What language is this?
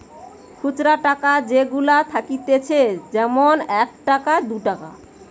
Bangla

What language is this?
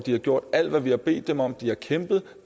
Danish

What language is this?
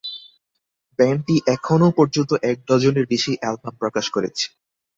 Bangla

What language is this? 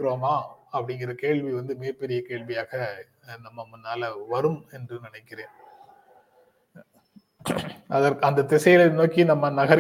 Tamil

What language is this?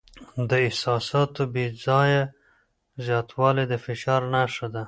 Pashto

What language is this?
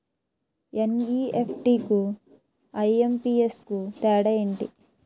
Telugu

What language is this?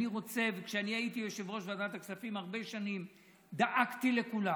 Hebrew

